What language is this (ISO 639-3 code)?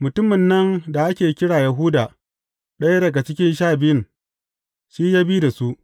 hau